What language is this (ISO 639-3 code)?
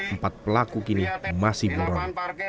ind